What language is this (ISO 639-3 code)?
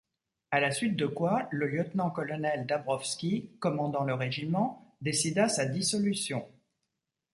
fra